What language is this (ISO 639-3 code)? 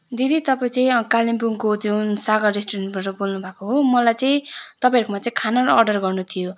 nep